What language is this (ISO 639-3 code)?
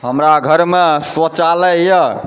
mai